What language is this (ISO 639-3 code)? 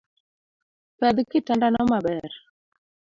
luo